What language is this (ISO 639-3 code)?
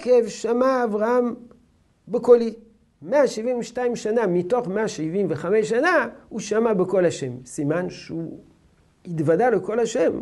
heb